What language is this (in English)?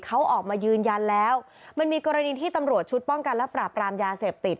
Thai